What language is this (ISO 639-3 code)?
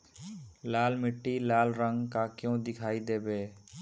bho